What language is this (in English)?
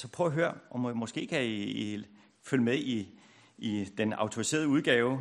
Danish